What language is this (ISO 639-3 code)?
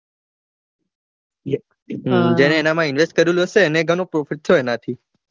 guj